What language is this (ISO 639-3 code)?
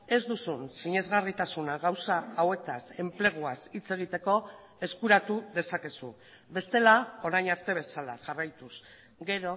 eus